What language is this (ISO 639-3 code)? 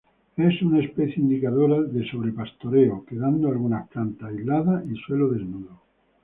spa